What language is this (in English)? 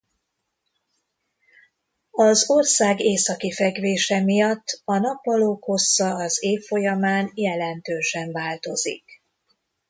Hungarian